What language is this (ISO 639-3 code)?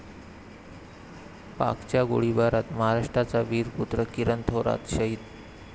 mar